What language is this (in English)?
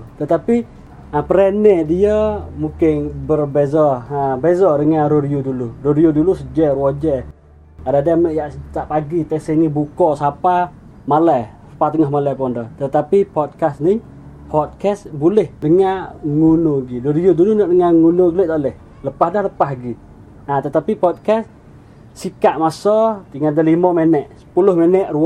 Malay